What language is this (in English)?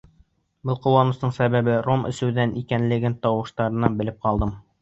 Bashkir